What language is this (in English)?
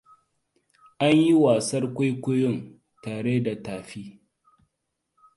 Hausa